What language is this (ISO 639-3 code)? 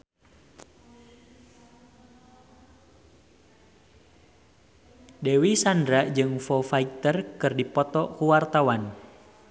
sun